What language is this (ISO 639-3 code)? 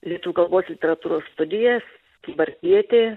lit